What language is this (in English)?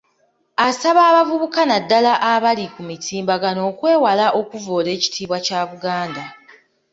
Ganda